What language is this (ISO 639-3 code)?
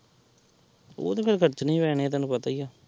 pan